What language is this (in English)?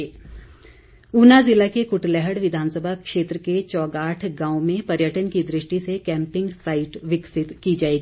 Hindi